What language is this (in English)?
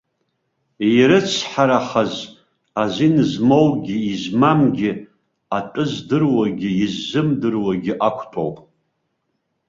Abkhazian